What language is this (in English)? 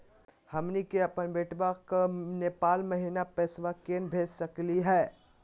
Magahi